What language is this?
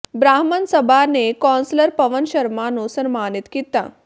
Punjabi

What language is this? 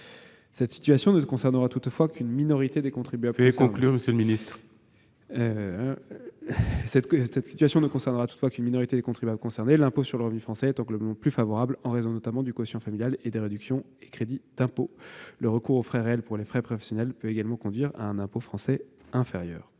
French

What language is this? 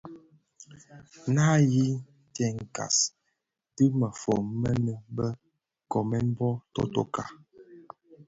Bafia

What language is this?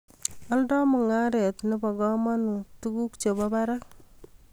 Kalenjin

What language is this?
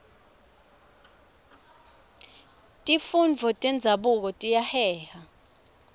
Swati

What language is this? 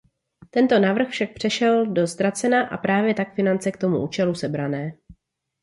Czech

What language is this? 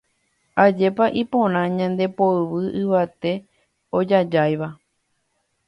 Guarani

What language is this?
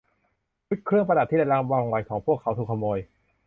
Thai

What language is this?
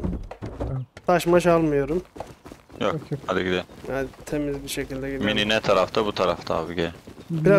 Turkish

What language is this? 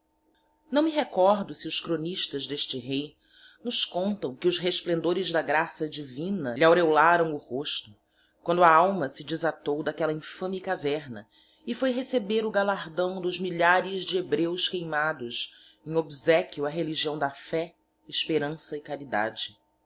Portuguese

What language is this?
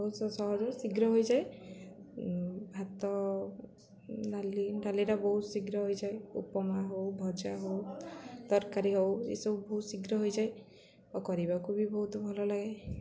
Odia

